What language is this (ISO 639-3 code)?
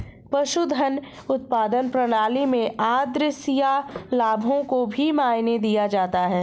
hin